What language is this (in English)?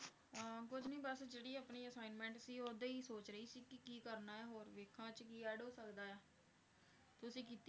Punjabi